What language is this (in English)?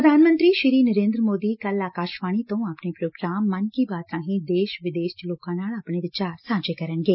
Punjabi